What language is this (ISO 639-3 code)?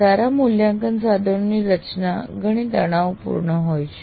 guj